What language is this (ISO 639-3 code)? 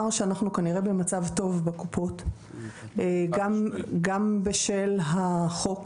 heb